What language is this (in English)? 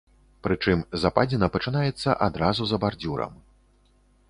Belarusian